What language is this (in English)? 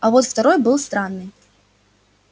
Russian